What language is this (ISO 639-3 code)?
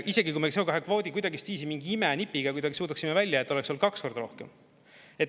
est